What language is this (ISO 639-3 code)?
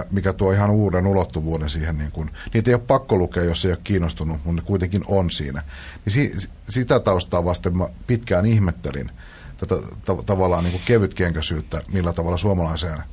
fin